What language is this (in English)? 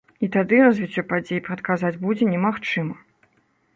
Belarusian